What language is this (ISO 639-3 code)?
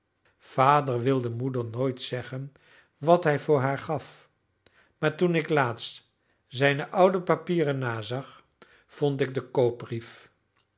nld